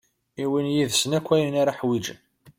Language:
Kabyle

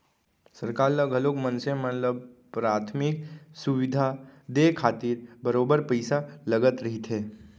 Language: Chhattisgarhi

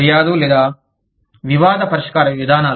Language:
Telugu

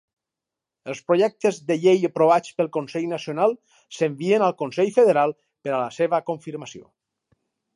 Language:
Catalan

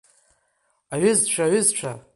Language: Abkhazian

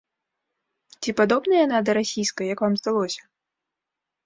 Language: Belarusian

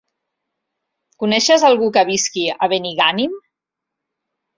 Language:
Catalan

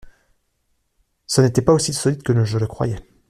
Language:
French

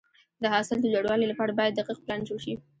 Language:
Pashto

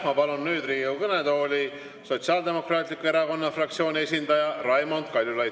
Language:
Estonian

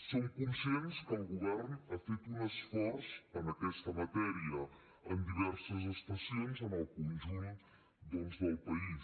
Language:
Catalan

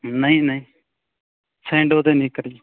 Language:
Punjabi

